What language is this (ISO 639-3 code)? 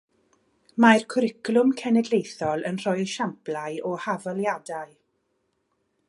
cym